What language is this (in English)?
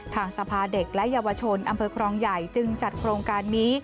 Thai